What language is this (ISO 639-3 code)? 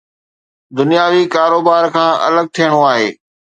snd